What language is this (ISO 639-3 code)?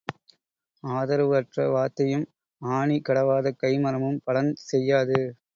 tam